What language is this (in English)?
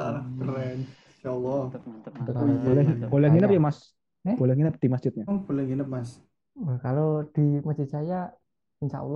Indonesian